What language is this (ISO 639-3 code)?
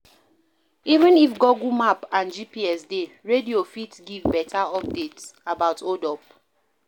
pcm